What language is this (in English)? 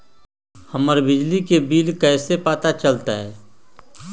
Magahi